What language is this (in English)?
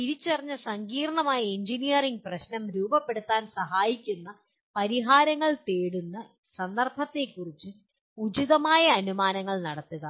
Malayalam